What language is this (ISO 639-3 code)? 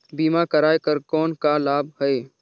hne